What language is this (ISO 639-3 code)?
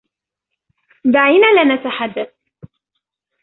ara